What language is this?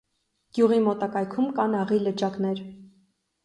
Armenian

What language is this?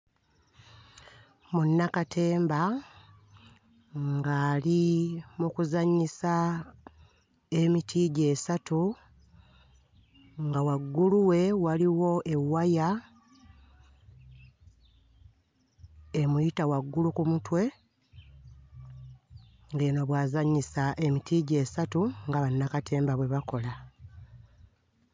Ganda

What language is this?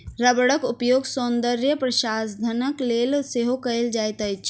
Maithili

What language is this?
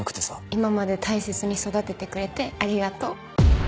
Japanese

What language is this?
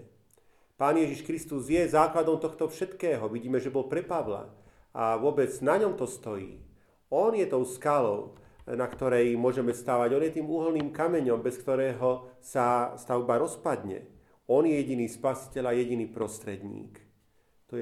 Slovak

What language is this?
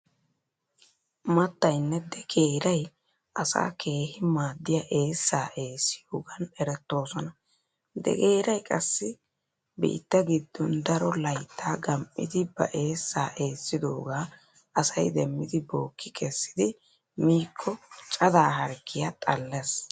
Wolaytta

